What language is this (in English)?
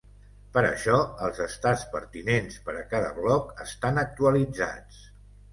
Catalan